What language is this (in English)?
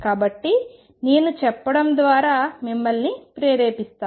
Telugu